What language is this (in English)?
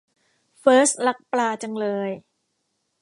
Thai